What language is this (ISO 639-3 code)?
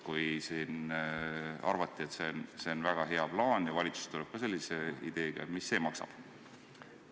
est